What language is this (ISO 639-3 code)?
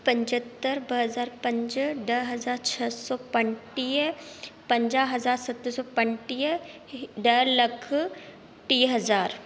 snd